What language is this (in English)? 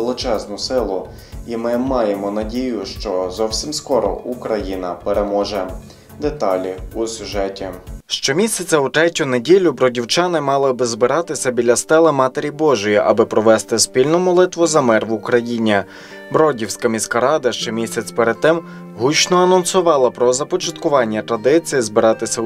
Ukrainian